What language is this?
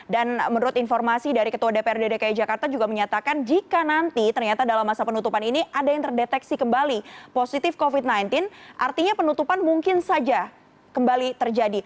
Indonesian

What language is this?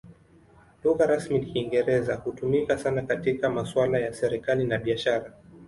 Swahili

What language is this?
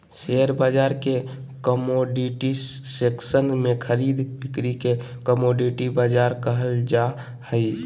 Magahi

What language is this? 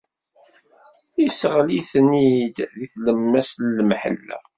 Kabyle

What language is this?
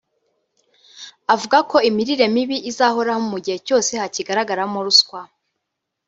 Kinyarwanda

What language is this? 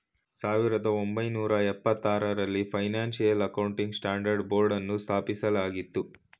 Kannada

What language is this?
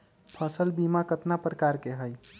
Magahi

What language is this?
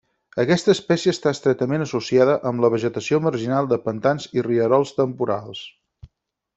Catalan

